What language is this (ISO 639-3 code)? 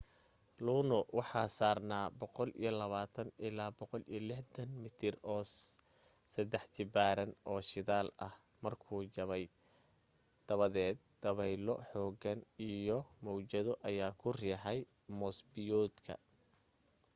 som